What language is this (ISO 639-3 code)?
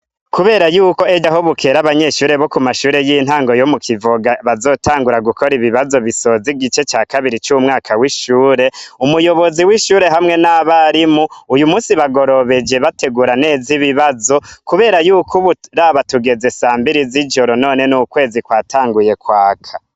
run